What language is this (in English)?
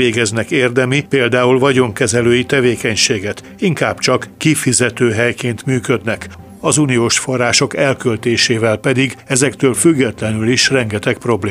Hungarian